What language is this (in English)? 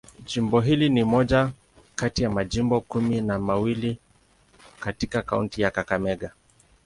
Swahili